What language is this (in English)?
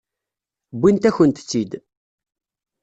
Kabyle